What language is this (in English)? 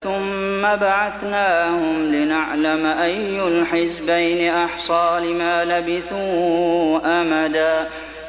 Arabic